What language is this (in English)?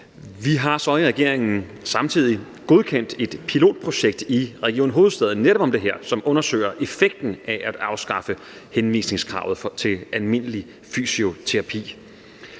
Danish